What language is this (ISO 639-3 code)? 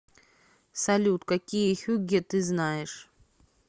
rus